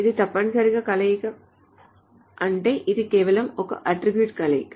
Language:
Telugu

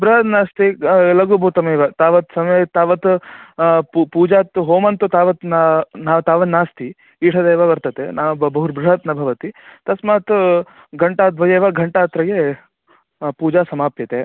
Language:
Sanskrit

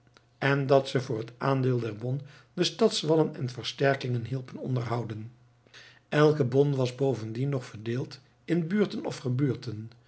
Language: Dutch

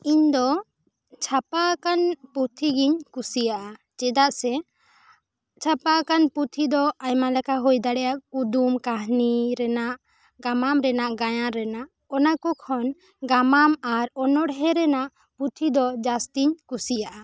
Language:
Santali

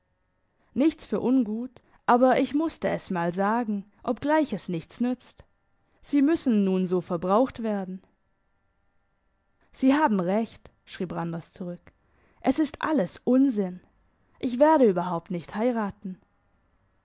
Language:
German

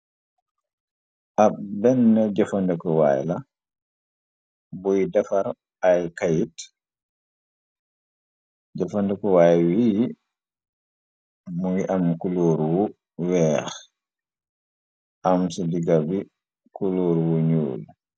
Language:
Wolof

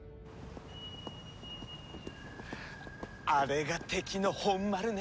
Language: Japanese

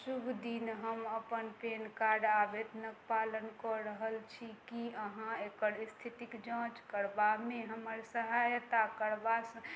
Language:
Maithili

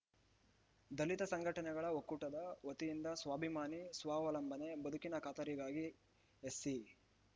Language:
Kannada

